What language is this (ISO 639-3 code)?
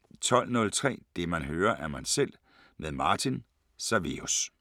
dan